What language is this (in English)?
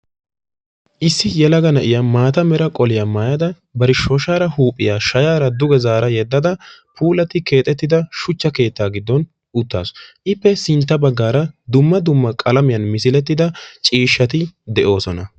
Wolaytta